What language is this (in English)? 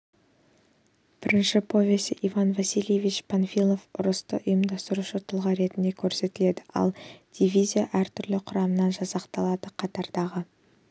Kazakh